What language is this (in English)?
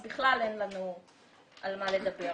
Hebrew